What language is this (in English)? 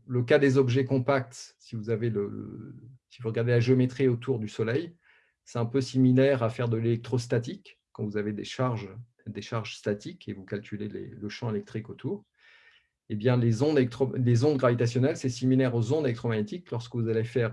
French